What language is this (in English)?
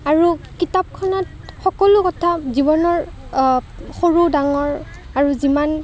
Assamese